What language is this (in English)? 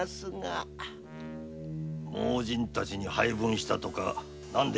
Japanese